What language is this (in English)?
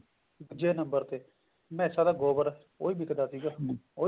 Punjabi